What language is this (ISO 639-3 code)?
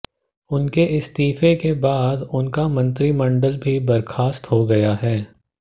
hin